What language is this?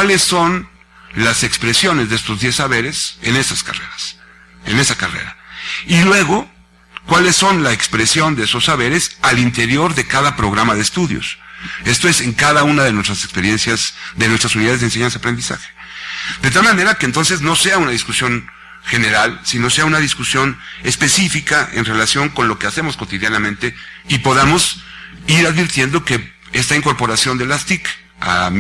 Spanish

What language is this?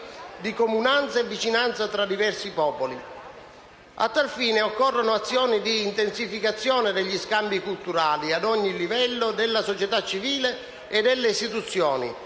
Italian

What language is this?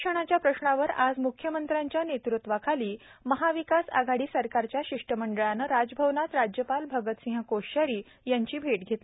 Marathi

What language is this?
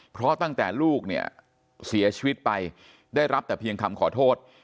Thai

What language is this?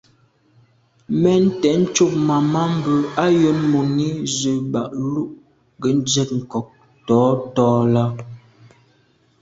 Medumba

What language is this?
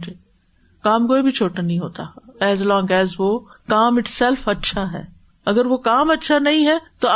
Urdu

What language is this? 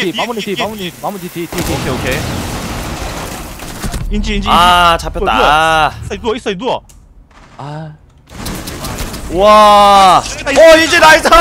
Korean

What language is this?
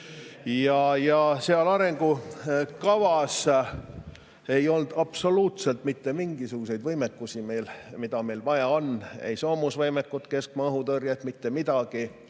Estonian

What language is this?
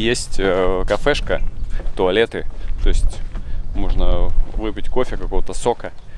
Russian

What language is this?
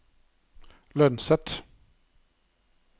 Norwegian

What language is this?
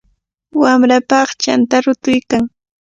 Cajatambo North Lima Quechua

